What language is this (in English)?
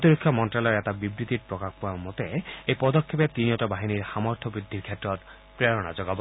Assamese